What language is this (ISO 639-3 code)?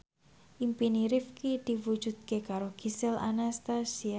jav